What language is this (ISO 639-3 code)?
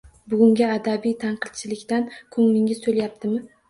uzb